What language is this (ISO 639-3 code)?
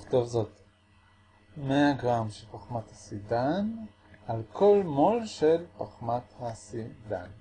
heb